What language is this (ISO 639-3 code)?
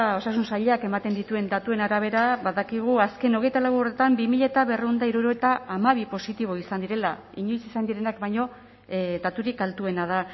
eus